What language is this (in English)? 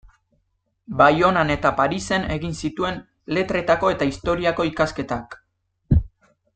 Basque